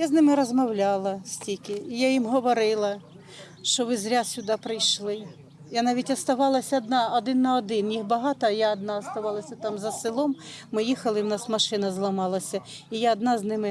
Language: Ukrainian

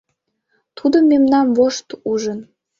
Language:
Mari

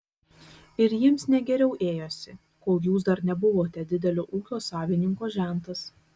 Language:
Lithuanian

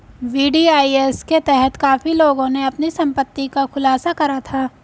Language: Hindi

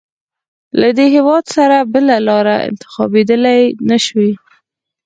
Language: Pashto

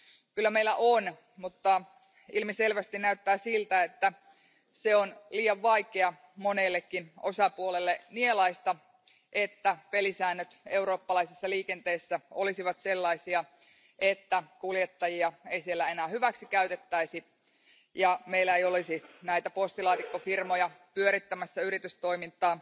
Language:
Finnish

